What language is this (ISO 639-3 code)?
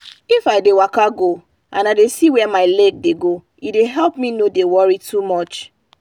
pcm